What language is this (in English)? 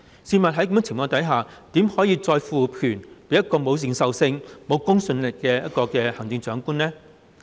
Cantonese